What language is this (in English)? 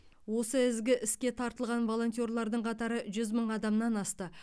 Kazakh